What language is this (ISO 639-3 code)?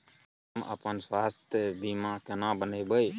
mai